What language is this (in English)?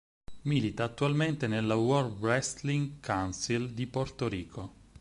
Italian